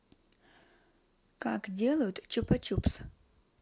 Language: Russian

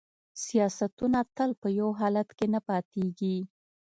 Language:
Pashto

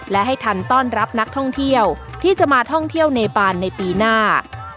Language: Thai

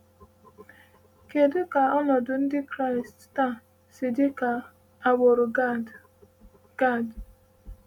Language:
Igbo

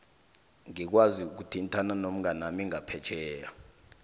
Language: South Ndebele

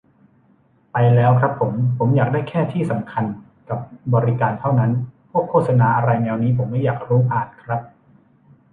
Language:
Thai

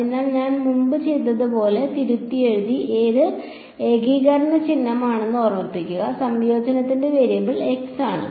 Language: Malayalam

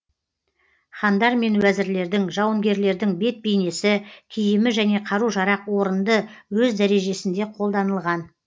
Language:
Kazakh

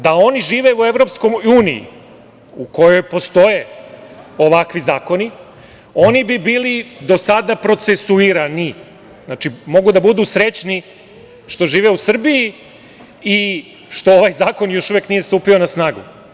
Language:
Serbian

